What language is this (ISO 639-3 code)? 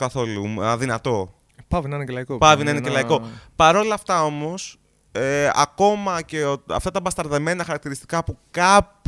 ell